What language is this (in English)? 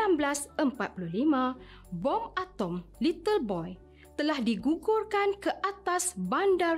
Malay